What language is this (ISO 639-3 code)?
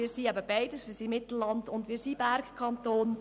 gsw